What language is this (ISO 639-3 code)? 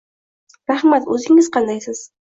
uzb